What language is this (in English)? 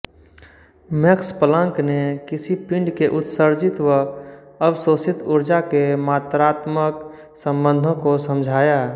Hindi